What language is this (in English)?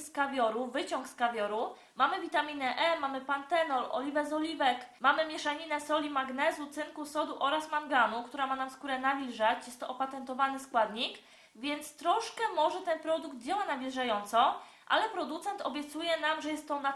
Polish